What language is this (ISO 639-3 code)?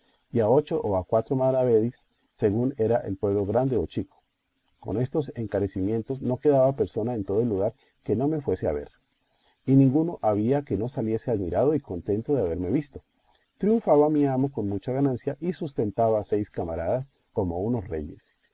spa